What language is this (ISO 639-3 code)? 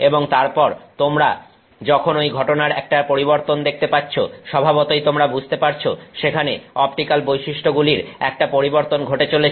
ben